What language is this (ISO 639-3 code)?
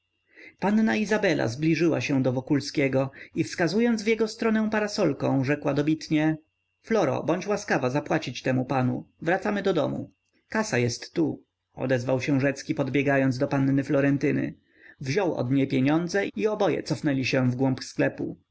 pol